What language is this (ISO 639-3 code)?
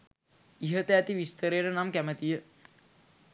sin